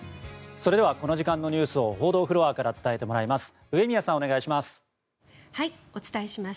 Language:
Japanese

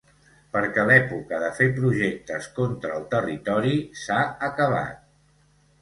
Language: Catalan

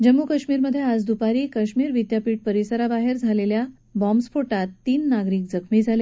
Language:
Marathi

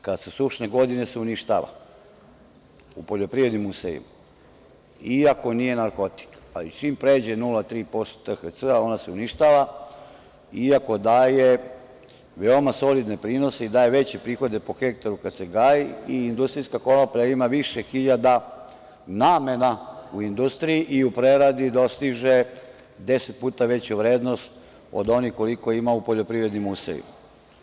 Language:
Serbian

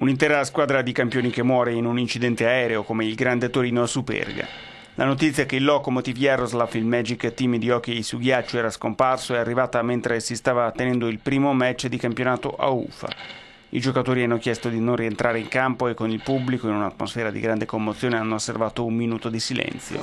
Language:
Italian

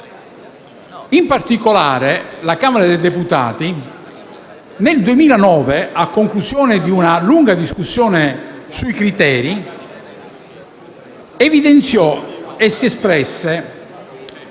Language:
Italian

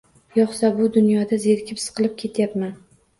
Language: Uzbek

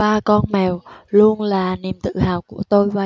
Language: Vietnamese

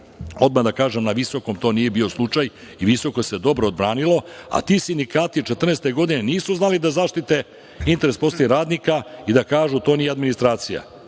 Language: Serbian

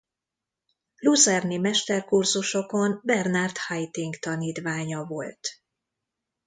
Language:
Hungarian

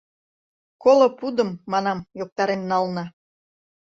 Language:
Mari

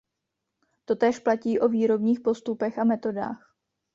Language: Czech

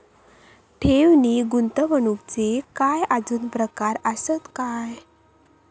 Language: Marathi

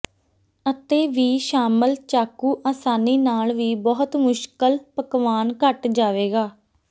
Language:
Punjabi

